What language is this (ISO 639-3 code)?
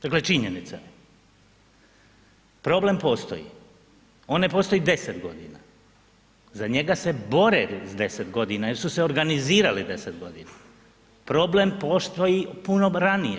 hrv